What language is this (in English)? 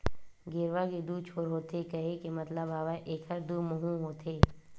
Chhattisgarhi